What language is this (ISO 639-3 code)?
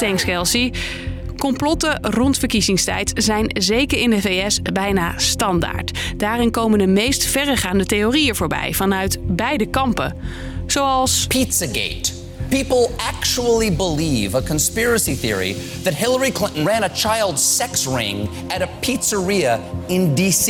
nld